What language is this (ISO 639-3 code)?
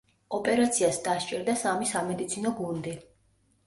kat